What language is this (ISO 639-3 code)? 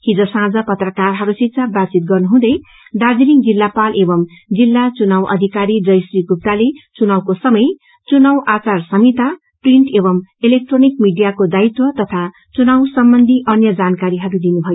nep